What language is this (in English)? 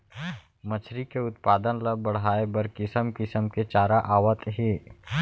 Chhattisgarhi